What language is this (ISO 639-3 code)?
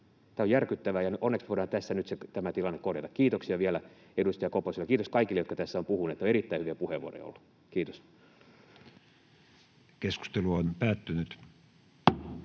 fin